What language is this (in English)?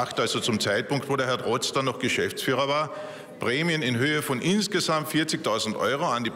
German